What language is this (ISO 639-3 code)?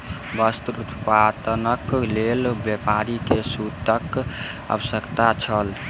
mai